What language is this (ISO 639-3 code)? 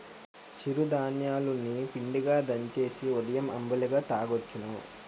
tel